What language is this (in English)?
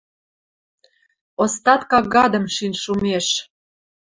Western Mari